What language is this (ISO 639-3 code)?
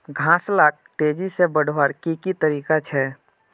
mag